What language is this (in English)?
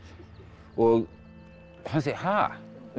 Icelandic